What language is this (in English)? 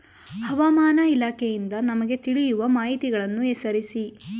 Kannada